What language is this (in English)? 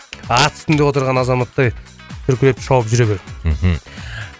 Kazakh